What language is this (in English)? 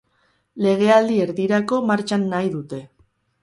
Basque